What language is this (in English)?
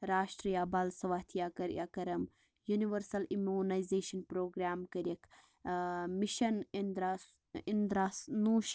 Kashmiri